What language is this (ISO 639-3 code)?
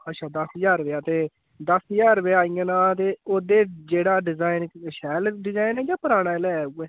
doi